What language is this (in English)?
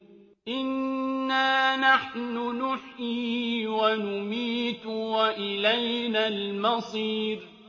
Arabic